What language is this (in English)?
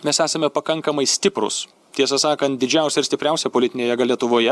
Lithuanian